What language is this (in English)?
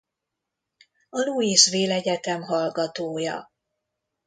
Hungarian